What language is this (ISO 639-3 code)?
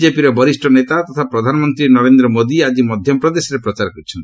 ori